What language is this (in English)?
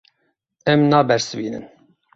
Kurdish